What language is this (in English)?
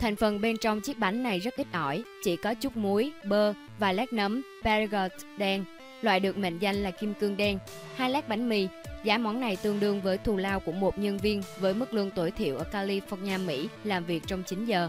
Vietnamese